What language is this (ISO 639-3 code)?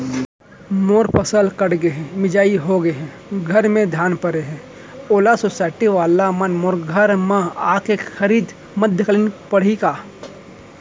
hne